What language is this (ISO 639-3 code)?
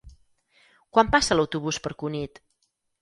cat